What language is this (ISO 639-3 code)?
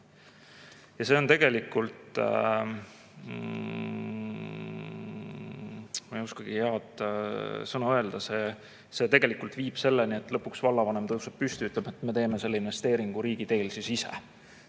est